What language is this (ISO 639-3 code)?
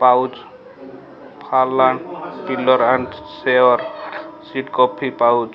ori